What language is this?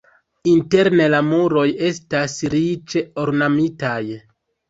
Esperanto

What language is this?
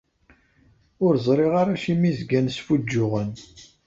Kabyle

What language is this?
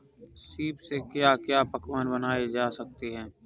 Hindi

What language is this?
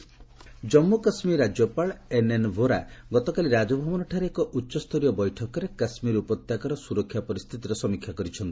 Odia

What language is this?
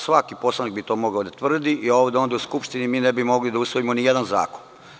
Serbian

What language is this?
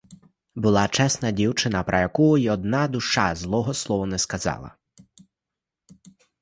Ukrainian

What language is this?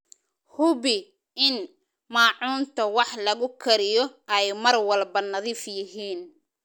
Somali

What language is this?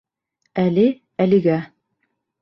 Bashkir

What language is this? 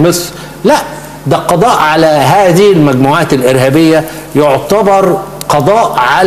Arabic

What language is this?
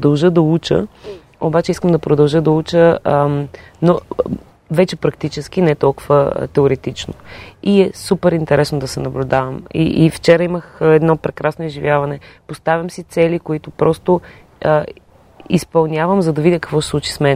Bulgarian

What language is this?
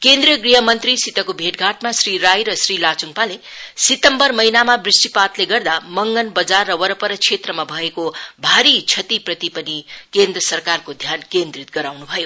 Nepali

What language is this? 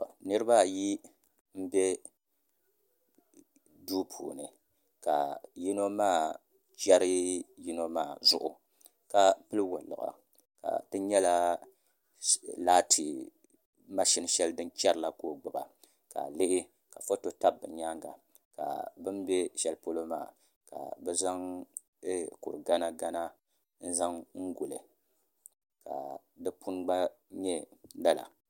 Dagbani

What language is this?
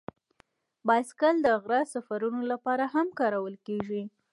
Pashto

